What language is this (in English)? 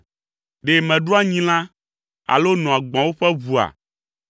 Ewe